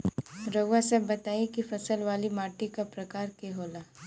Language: Bhojpuri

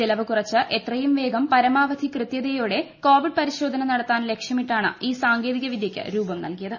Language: Malayalam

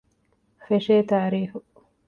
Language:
Divehi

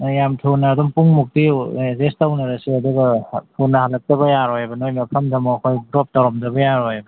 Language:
Manipuri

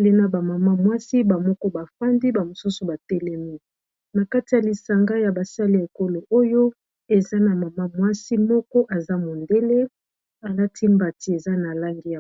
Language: Lingala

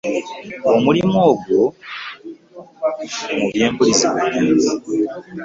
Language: Ganda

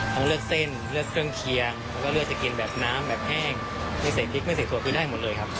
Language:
Thai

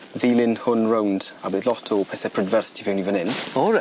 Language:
Welsh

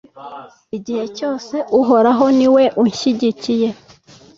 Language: Kinyarwanda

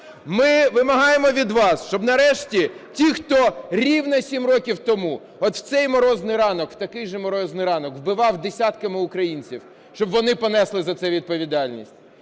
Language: Ukrainian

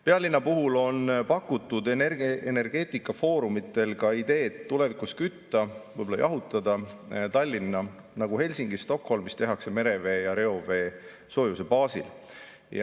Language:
Estonian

